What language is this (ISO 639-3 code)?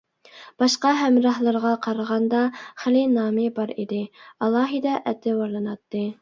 uig